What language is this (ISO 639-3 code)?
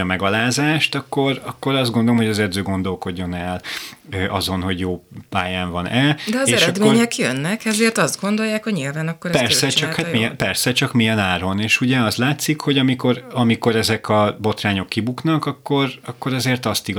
hun